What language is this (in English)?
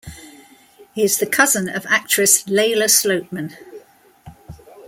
English